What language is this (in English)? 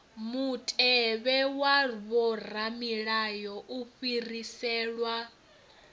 Venda